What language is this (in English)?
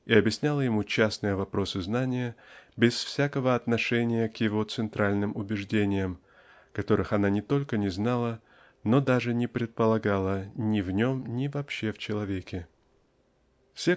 Russian